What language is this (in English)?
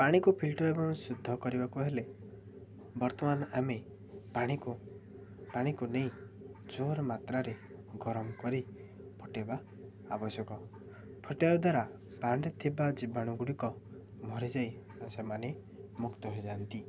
Odia